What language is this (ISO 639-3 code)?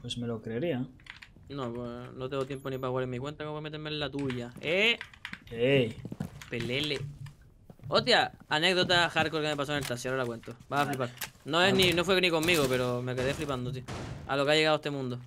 spa